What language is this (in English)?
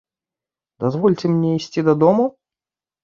Belarusian